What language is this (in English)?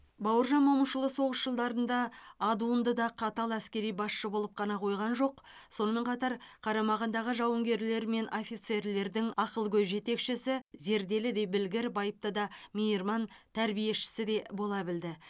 Kazakh